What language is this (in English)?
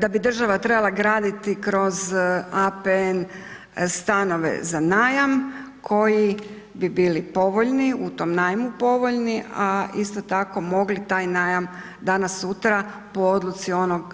Croatian